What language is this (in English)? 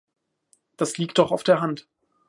German